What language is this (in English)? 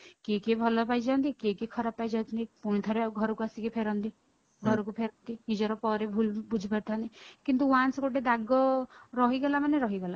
Odia